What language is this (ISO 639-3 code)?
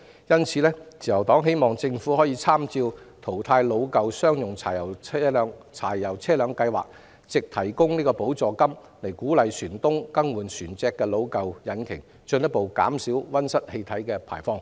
yue